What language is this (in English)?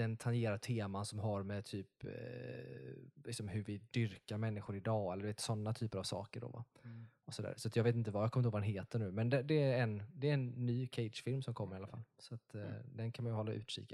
Swedish